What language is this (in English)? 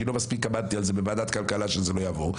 Hebrew